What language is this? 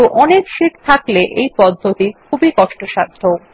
Bangla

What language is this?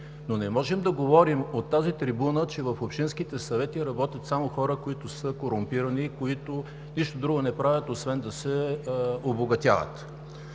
Bulgarian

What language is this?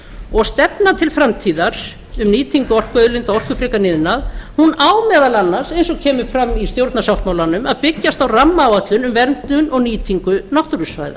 Icelandic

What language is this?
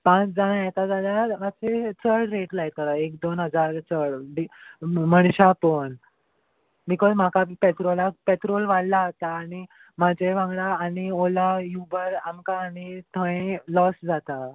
Konkani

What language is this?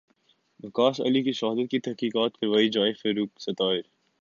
Urdu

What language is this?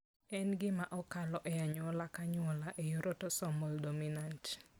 Luo (Kenya and Tanzania)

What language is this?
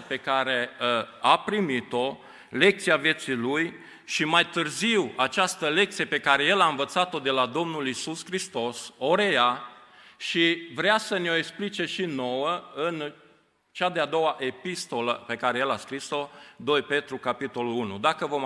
Romanian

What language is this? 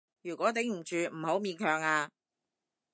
Cantonese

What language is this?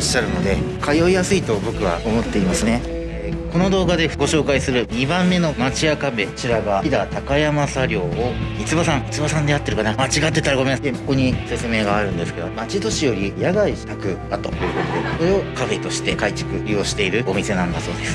Japanese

